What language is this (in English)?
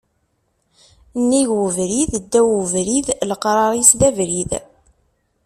Kabyle